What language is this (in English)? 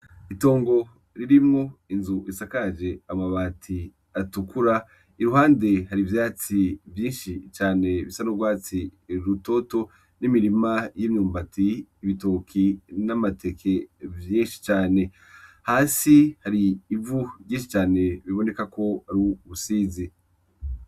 Rundi